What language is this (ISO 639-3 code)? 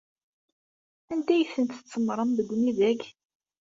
kab